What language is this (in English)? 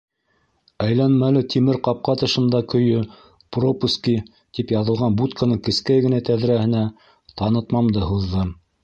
Bashkir